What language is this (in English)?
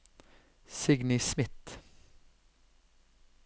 Norwegian